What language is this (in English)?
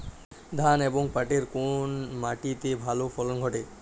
Bangla